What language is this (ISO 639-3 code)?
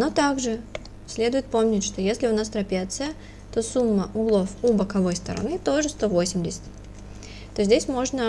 rus